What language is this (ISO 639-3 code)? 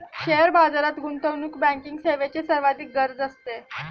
mar